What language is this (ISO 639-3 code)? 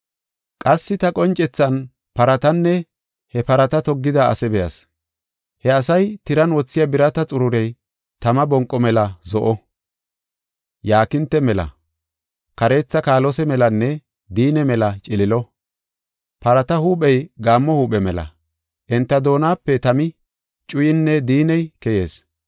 gof